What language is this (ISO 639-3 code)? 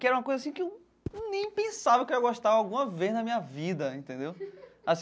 por